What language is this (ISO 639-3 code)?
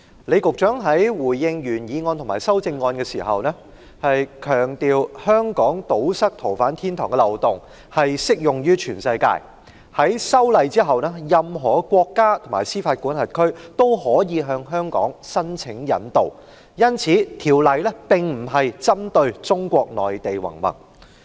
yue